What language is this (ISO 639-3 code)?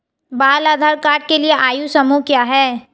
hin